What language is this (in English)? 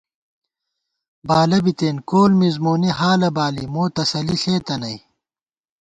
Gawar-Bati